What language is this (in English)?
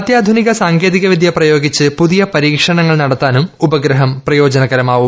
Malayalam